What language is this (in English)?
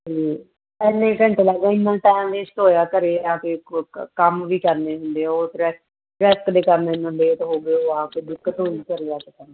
Punjabi